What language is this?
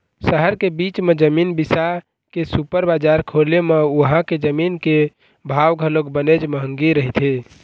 Chhattisgarhi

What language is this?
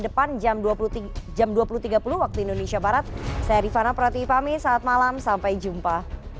Indonesian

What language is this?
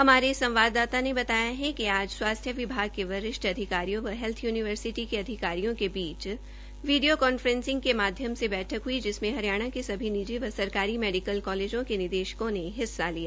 Hindi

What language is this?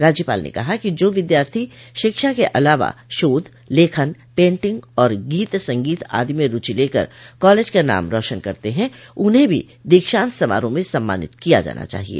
Hindi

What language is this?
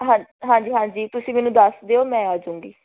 Punjabi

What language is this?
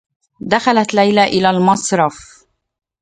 Arabic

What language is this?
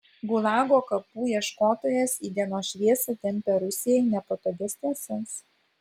Lithuanian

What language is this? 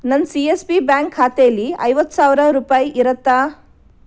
Kannada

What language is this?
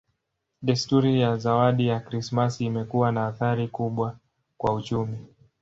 Swahili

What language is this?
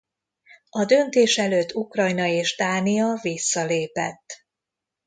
Hungarian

